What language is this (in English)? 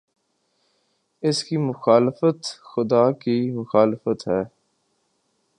Urdu